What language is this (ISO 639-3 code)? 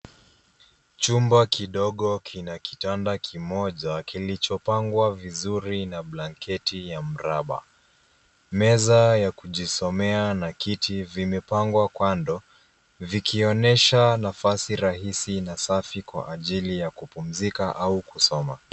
swa